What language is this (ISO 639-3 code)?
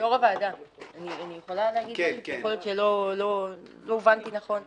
heb